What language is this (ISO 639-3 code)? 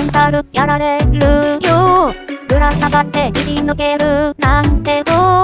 jpn